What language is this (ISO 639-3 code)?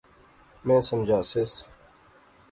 phr